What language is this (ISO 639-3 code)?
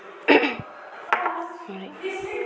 brx